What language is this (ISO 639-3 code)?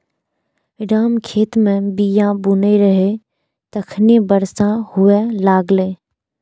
mai